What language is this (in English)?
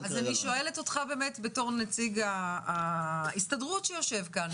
Hebrew